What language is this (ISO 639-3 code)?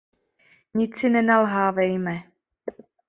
ces